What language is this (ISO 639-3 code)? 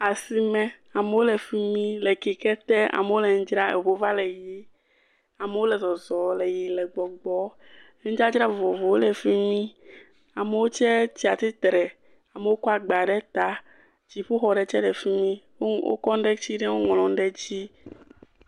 ewe